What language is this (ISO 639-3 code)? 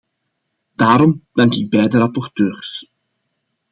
nld